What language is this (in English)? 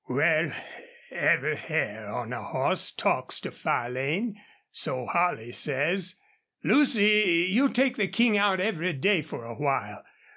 English